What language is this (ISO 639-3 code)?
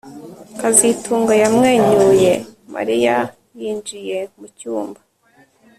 kin